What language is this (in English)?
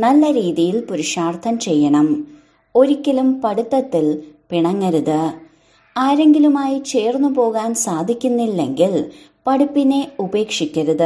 Malayalam